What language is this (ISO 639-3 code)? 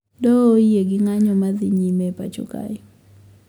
luo